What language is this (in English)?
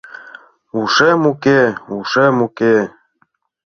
Mari